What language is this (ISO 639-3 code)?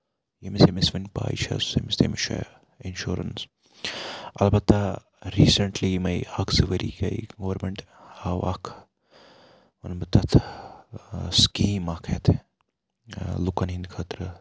kas